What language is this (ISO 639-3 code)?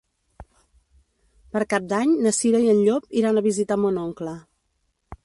cat